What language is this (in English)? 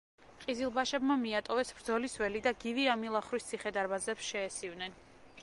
Georgian